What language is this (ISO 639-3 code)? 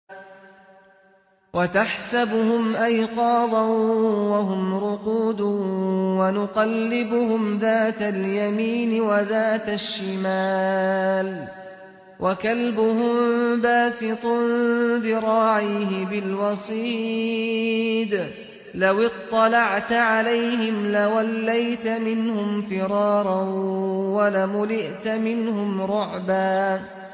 ara